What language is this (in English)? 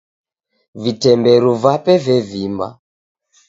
Taita